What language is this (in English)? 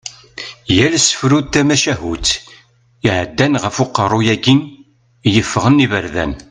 Kabyle